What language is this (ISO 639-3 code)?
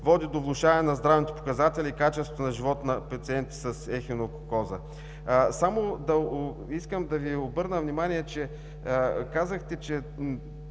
bul